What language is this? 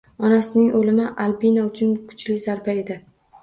Uzbek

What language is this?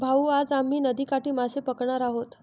Marathi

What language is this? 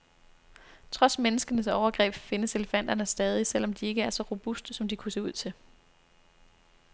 Danish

